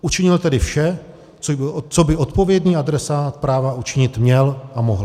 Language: Czech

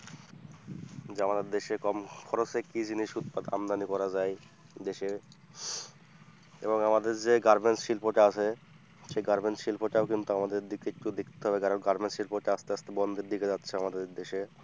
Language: Bangla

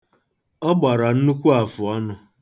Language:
Igbo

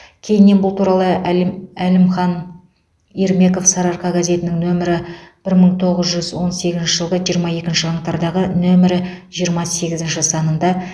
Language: Kazakh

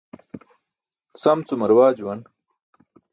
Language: Burushaski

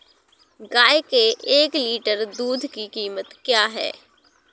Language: Hindi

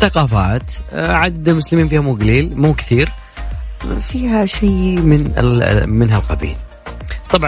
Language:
Arabic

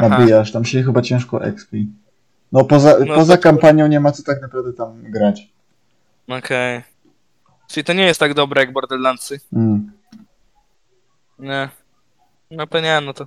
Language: Polish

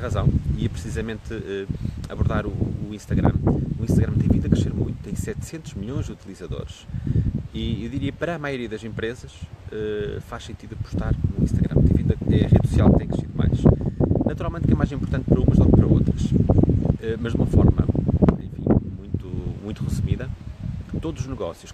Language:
Portuguese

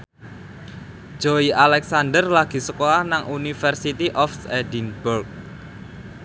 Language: Javanese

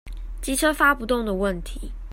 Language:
Chinese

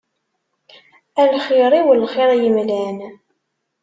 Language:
Kabyle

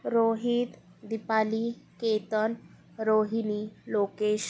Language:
Marathi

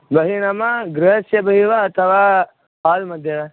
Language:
Sanskrit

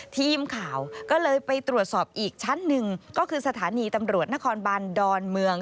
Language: Thai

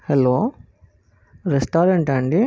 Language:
Telugu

